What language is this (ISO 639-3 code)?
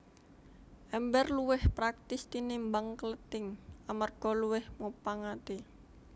jav